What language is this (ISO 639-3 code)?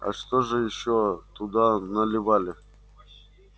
rus